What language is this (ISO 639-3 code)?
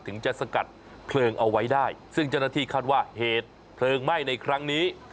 tha